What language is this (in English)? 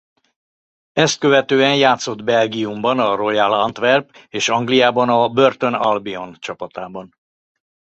Hungarian